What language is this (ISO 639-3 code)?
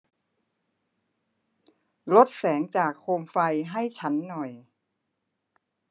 tha